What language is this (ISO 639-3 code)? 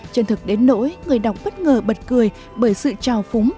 vie